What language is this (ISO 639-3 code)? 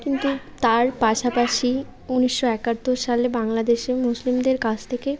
ben